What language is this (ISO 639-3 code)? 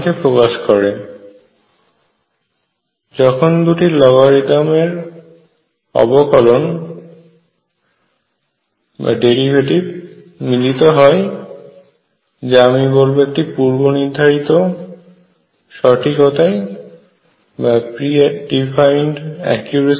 ben